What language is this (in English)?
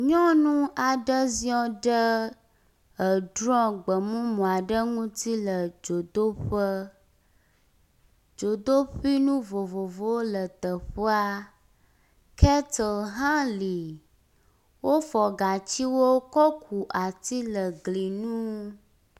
Ewe